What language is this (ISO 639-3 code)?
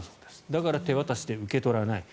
jpn